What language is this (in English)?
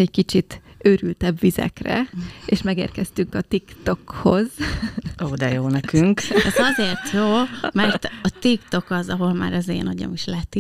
Hungarian